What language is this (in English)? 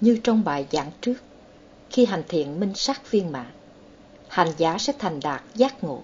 Vietnamese